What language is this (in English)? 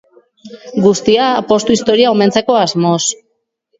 Basque